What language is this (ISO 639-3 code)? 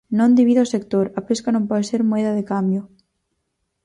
glg